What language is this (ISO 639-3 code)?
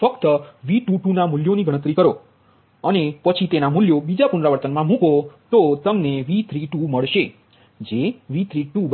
guj